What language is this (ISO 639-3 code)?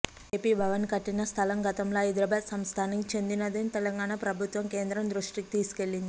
tel